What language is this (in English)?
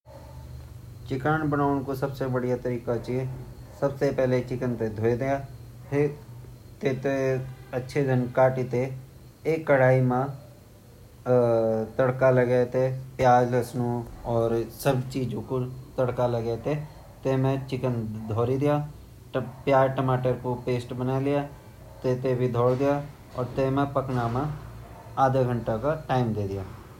Garhwali